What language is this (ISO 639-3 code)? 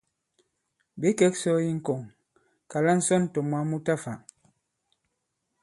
abb